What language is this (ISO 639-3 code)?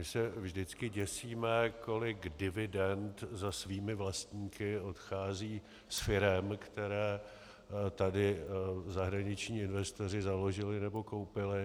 ces